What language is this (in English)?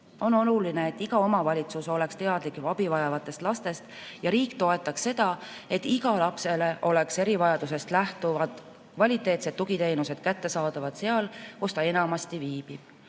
Estonian